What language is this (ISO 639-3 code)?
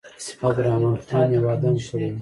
pus